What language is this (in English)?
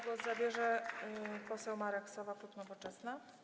Polish